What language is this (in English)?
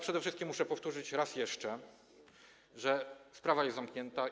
Polish